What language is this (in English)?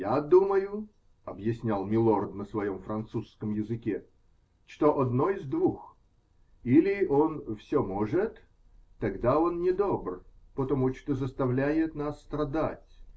Russian